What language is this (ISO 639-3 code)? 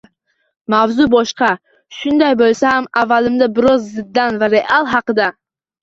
uzb